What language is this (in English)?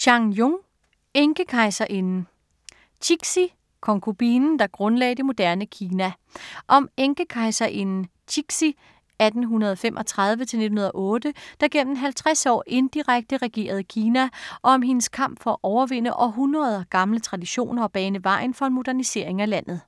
Danish